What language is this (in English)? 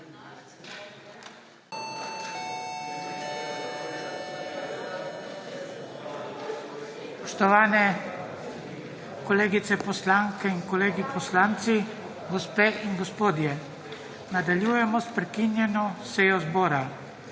Slovenian